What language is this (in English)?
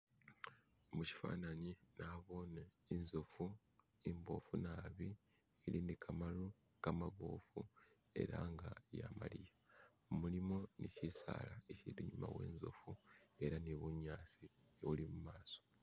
Masaaba